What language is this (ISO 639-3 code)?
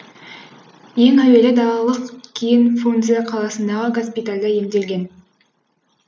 kaz